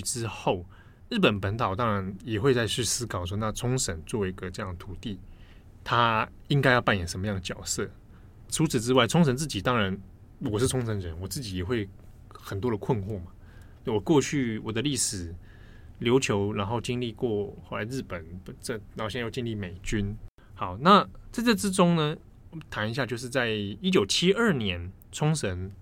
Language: Chinese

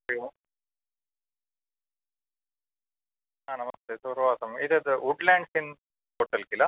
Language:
Sanskrit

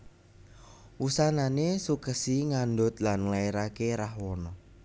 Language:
Javanese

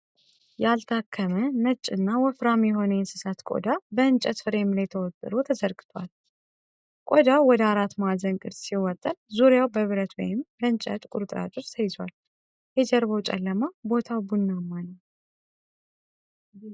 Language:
Amharic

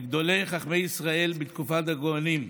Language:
Hebrew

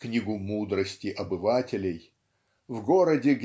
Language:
Russian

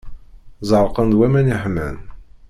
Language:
Kabyle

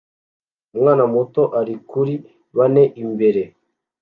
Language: Kinyarwanda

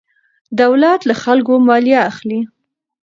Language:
Pashto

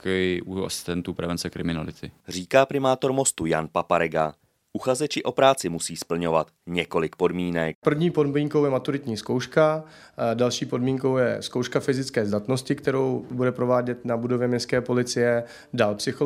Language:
Czech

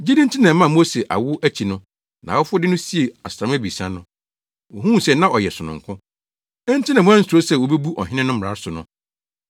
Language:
Akan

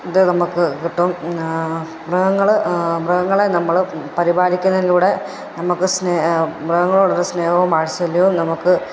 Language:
Malayalam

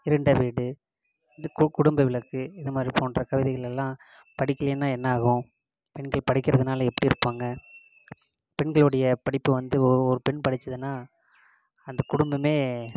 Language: Tamil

